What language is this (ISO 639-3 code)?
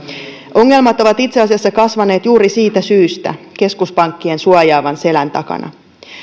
fin